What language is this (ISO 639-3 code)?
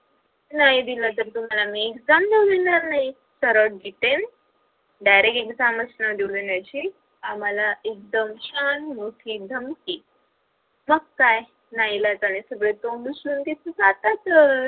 mar